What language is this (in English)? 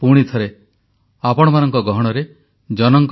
Odia